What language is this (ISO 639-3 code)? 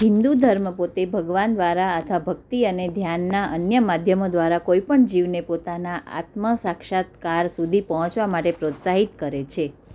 guj